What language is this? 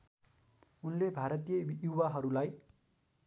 Nepali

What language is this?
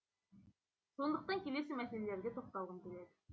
Kazakh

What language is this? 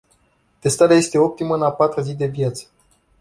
Romanian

